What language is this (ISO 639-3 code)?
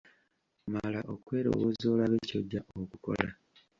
lug